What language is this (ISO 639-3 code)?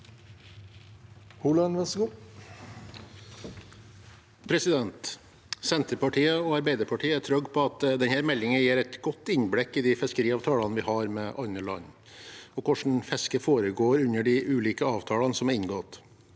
nor